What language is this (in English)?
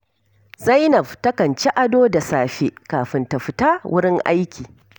Hausa